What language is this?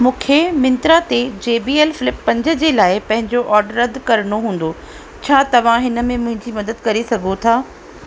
Sindhi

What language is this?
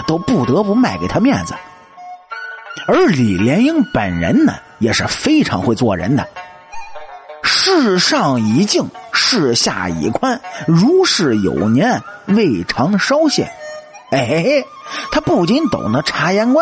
Chinese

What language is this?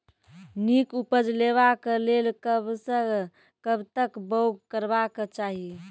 Maithili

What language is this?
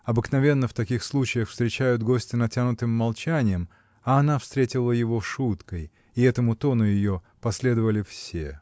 Russian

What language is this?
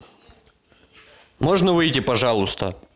Russian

